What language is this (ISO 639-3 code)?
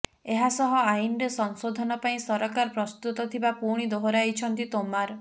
ori